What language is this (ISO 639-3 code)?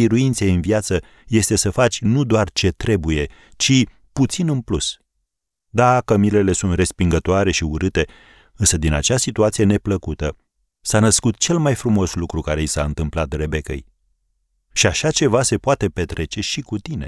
ron